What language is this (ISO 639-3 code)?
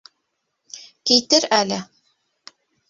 bak